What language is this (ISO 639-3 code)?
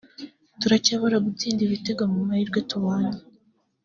kin